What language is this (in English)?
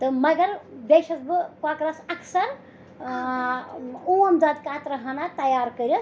Kashmiri